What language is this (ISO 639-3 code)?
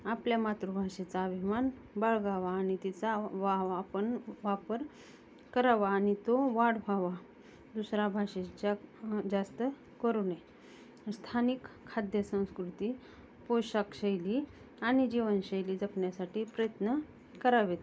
mar